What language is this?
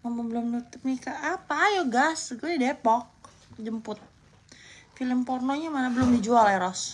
Indonesian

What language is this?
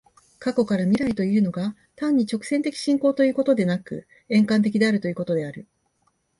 Japanese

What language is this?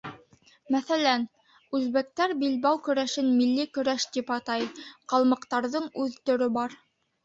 Bashkir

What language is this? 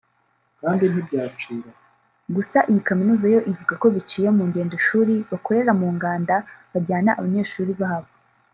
Kinyarwanda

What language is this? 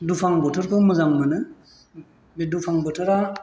Bodo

